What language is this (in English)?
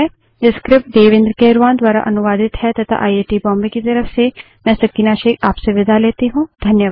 Hindi